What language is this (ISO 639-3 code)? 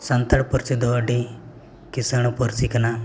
sat